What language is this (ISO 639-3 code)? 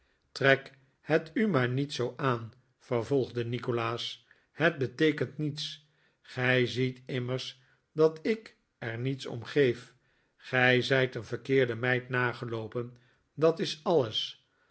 nld